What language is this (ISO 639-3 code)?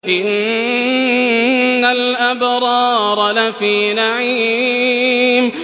ara